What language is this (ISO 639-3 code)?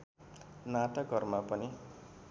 nep